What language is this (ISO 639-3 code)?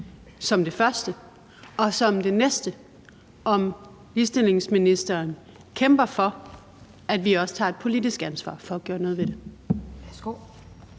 dan